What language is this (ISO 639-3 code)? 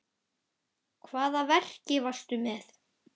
isl